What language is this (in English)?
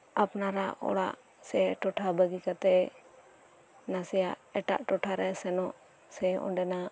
Santali